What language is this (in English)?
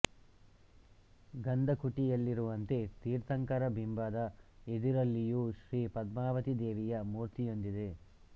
Kannada